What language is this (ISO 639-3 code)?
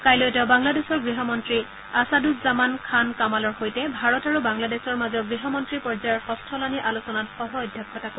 asm